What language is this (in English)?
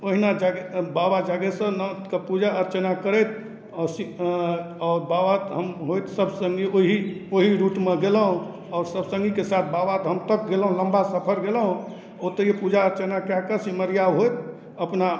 Maithili